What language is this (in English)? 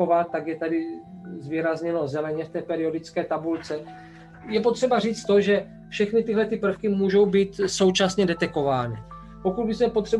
Czech